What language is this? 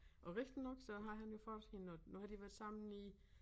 Danish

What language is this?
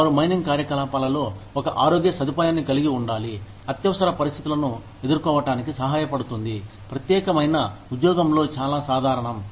Telugu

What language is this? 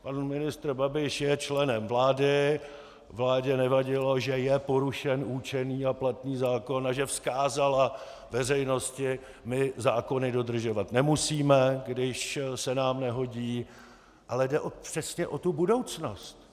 Czech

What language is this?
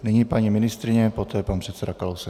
Czech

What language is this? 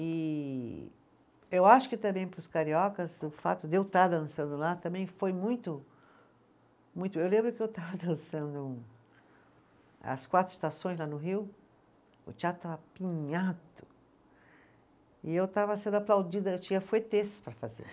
Portuguese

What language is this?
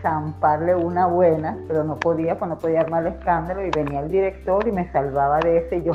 Spanish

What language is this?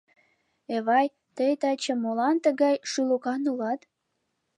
Mari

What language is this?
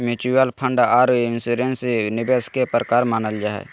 Magahi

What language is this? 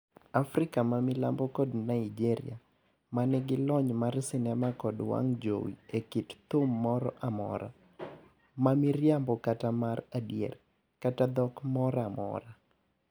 Luo (Kenya and Tanzania)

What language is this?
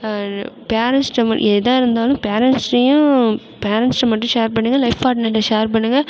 Tamil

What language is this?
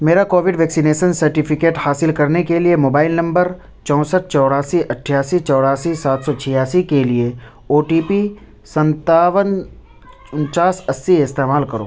Urdu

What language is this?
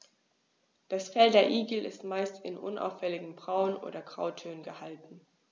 German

